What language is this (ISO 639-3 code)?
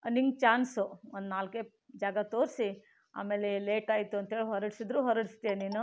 kan